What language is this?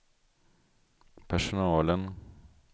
Swedish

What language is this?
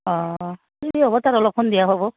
Assamese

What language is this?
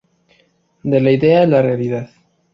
Spanish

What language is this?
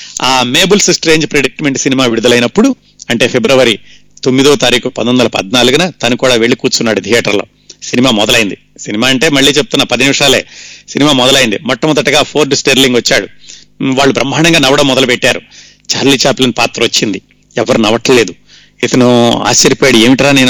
Telugu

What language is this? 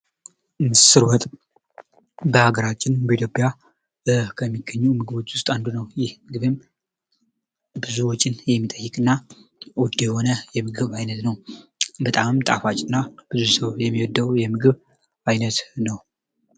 Amharic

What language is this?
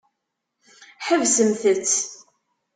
Kabyle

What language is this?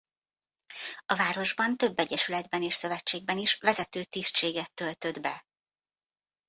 Hungarian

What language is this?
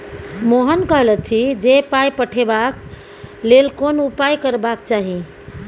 Maithili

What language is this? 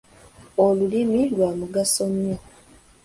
Ganda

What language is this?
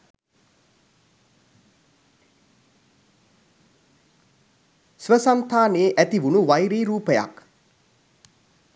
Sinhala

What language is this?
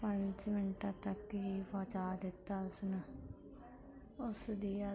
Punjabi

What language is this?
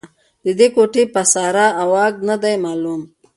Pashto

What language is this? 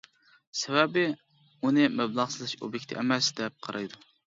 Uyghur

